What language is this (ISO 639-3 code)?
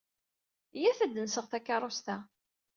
kab